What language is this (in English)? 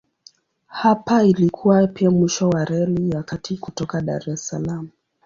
Swahili